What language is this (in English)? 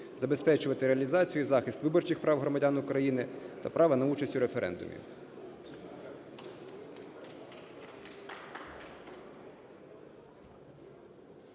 Ukrainian